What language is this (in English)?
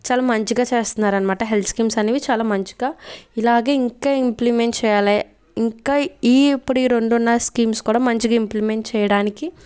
Telugu